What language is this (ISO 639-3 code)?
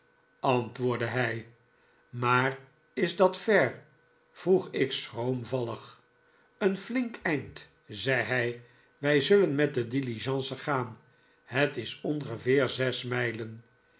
nld